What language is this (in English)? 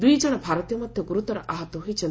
Odia